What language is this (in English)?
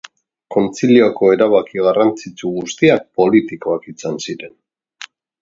Basque